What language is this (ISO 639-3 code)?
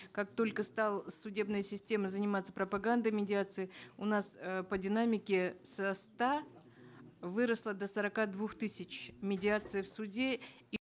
kaz